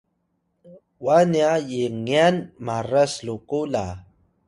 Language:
Atayal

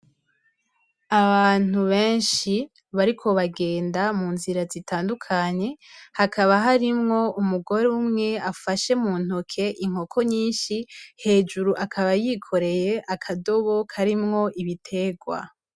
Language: Rundi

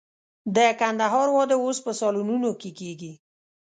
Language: Pashto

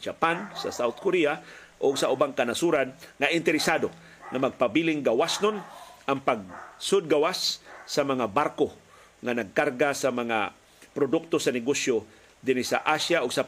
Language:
Filipino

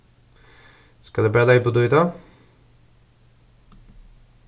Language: Faroese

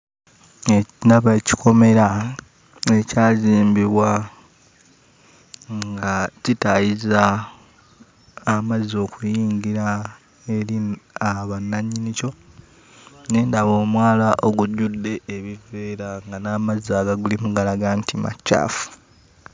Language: Ganda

